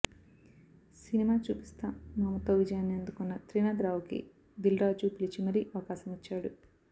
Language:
Telugu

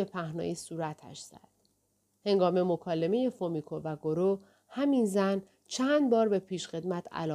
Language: Persian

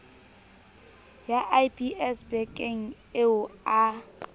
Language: Southern Sotho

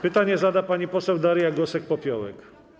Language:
Polish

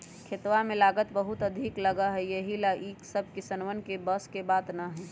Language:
Magahi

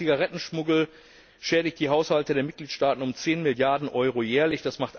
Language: German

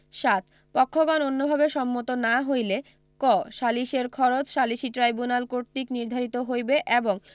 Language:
Bangla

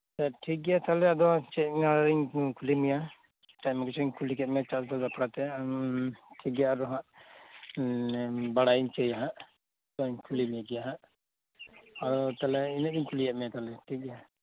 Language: Santali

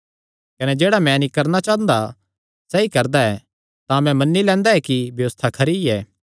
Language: Kangri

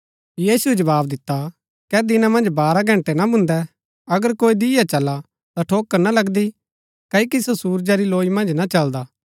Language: Gaddi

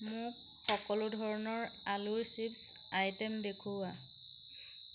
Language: Assamese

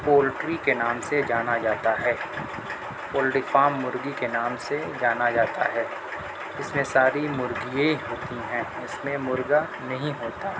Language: Urdu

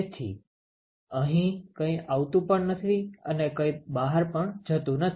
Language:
Gujarati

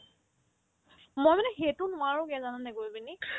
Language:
Assamese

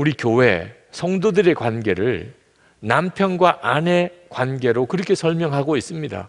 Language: Korean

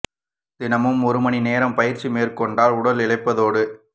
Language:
Tamil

